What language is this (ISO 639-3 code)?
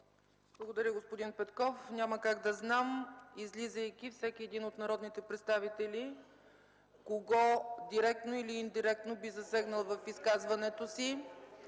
bul